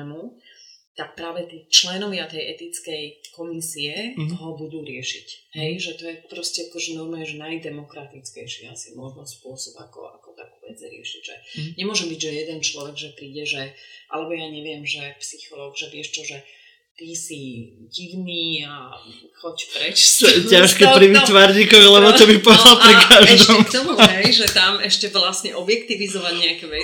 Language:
Slovak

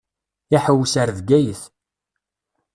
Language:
Kabyle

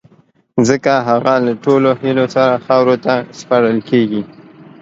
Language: Pashto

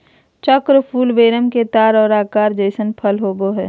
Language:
Magahi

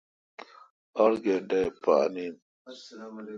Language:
Kalkoti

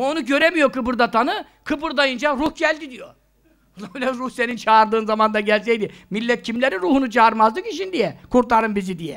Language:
Turkish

